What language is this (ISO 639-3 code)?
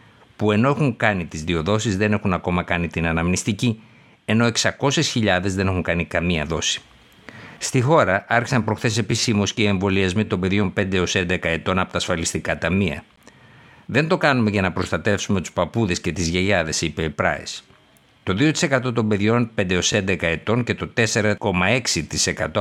ell